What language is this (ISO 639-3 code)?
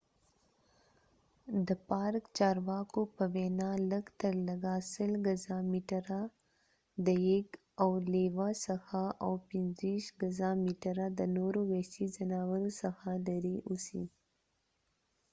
pus